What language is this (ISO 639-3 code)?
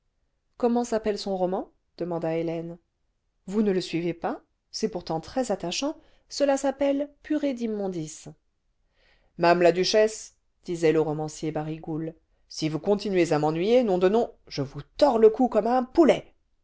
fra